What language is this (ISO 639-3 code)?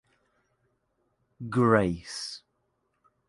eng